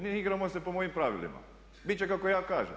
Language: Croatian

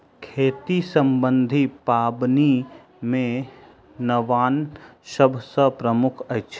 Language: Maithili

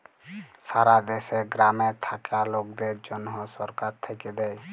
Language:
Bangla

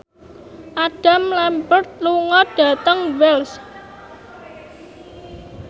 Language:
Javanese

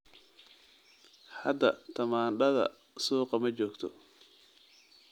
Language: Somali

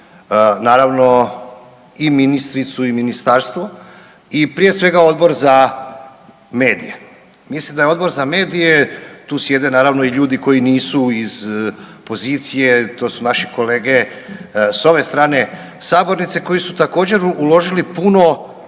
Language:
Croatian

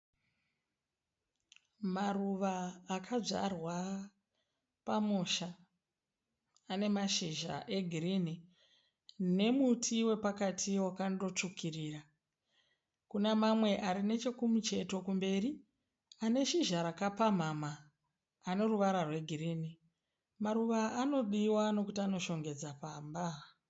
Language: Shona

